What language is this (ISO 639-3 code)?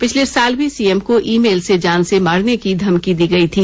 hin